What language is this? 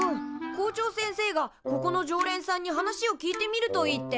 Japanese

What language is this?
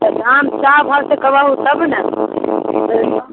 Maithili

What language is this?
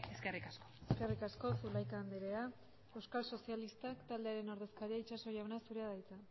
Basque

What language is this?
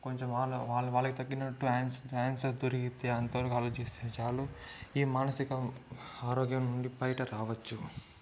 Telugu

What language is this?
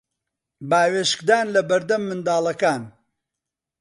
Central Kurdish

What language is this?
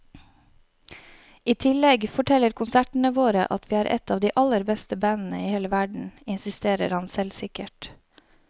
Norwegian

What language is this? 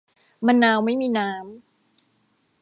Thai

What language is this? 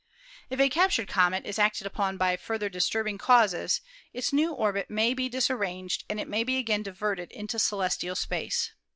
English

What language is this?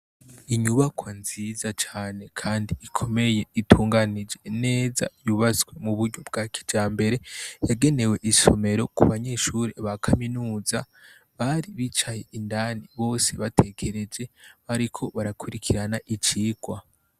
Rundi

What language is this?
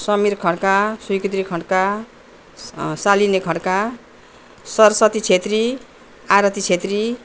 Nepali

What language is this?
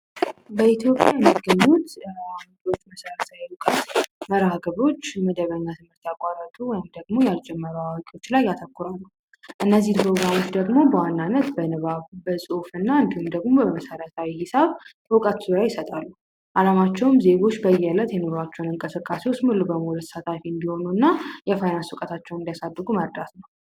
Amharic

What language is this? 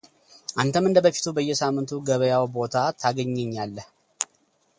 Amharic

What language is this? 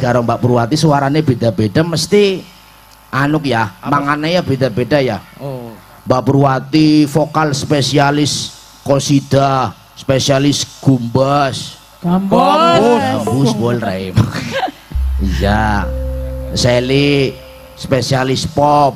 Indonesian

